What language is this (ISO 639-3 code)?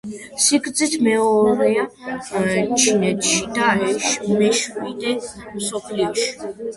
kat